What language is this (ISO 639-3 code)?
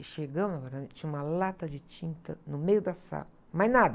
por